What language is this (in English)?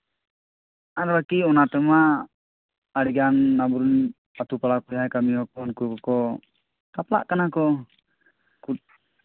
Santali